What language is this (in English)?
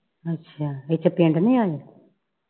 Punjabi